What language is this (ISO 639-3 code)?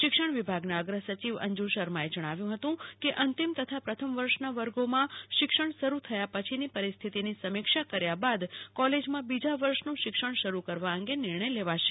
guj